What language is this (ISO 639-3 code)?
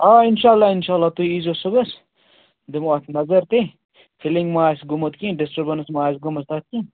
kas